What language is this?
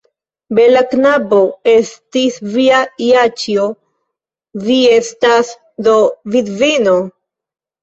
Esperanto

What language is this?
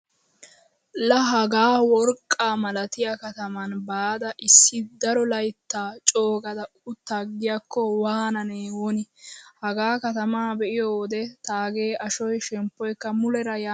Wolaytta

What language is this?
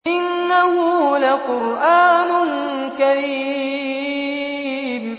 Arabic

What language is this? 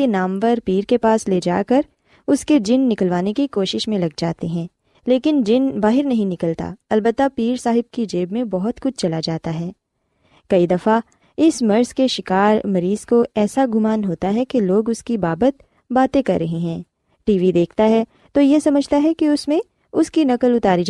Urdu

